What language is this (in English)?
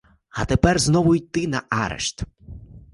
Ukrainian